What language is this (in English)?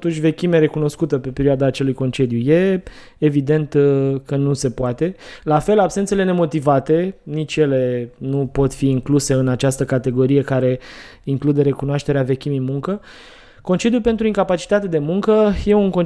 Romanian